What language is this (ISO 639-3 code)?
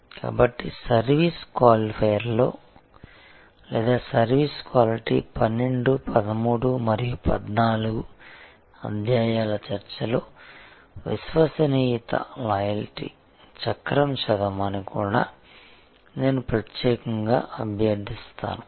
tel